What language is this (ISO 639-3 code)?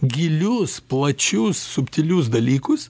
lit